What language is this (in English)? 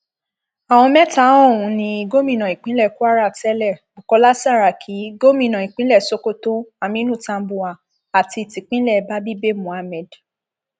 Yoruba